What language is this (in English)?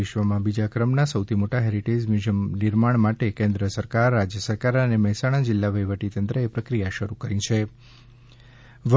Gujarati